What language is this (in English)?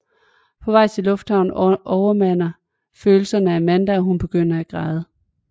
Danish